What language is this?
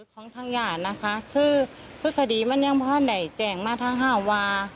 Thai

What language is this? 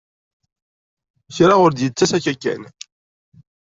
Kabyle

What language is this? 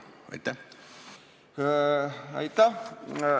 Estonian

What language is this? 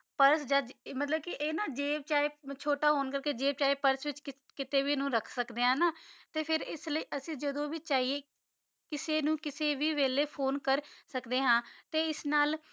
Punjabi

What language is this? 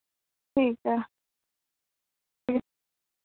Dogri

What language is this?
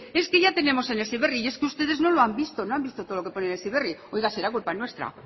Spanish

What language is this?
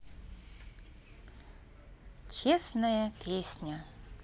Russian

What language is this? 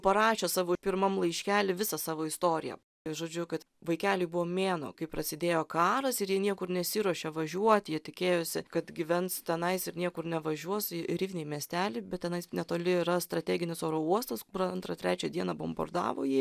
Lithuanian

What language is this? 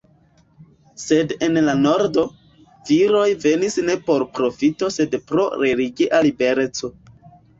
Esperanto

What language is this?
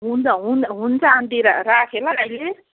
Nepali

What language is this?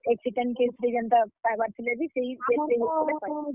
Odia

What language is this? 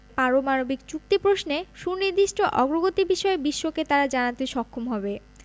Bangla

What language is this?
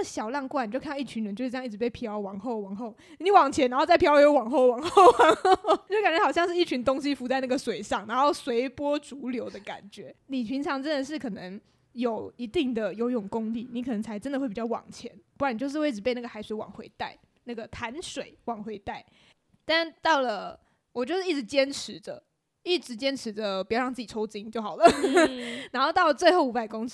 Chinese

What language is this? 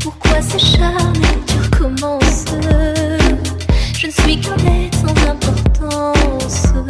Romanian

